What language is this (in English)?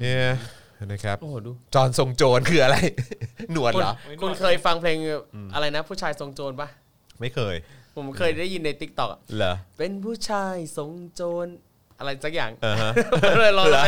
Thai